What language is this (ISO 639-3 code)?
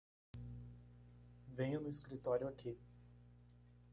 por